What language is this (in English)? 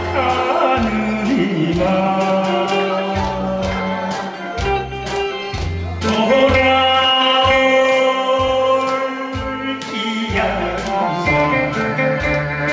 Greek